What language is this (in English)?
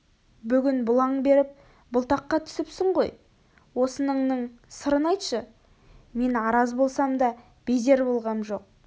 Kazakh